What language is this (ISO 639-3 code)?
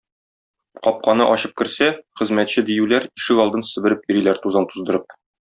tat